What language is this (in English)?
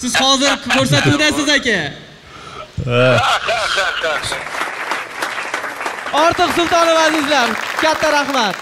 Turkish